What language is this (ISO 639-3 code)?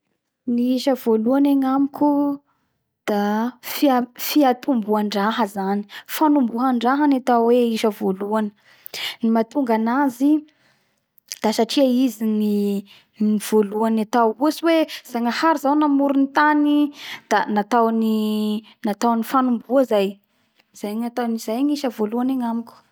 bhr